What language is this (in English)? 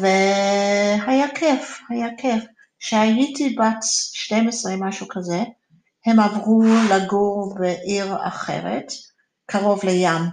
Hebrew